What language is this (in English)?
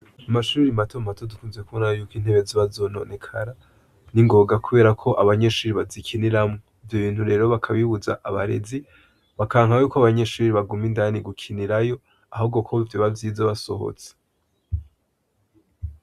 Rundi